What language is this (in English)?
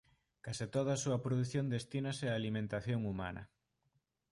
Galician